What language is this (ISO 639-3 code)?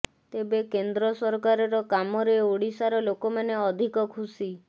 ori